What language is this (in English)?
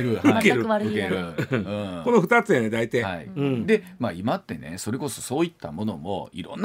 Japanese